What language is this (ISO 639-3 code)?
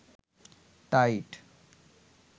ben